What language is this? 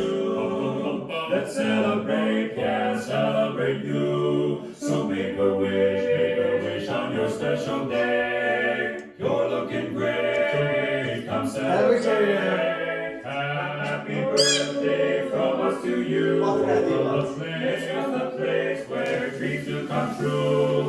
Turkish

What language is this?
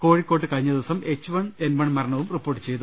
Malayalam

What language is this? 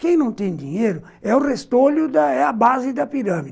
Portuguese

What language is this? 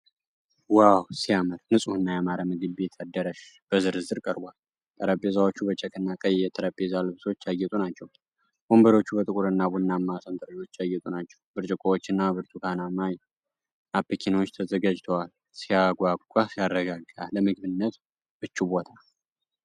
Amharic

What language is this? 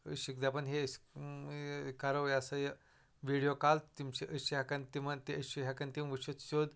Kashmiri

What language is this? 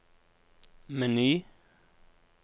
Norwegian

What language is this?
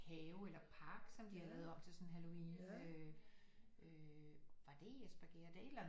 Danish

